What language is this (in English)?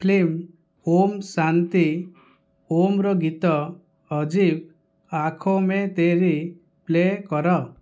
Odia